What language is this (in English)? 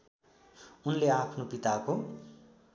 Nepali